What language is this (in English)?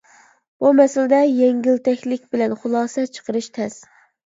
Uyghur